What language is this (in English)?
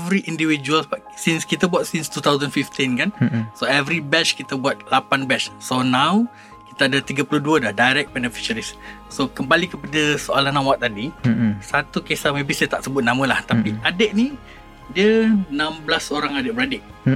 Malay